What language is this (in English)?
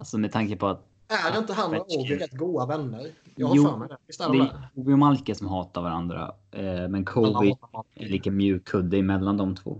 Swedish